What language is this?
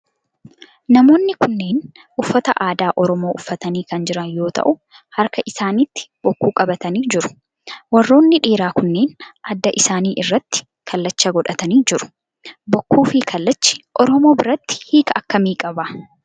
Oromo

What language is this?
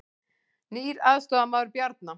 Icelandic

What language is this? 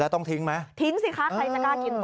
Thai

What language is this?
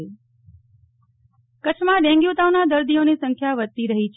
Gujarati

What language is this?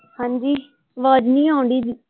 Punjabi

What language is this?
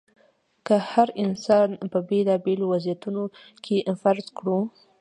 Pashto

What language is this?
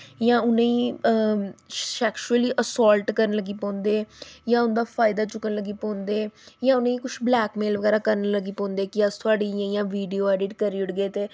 Dogri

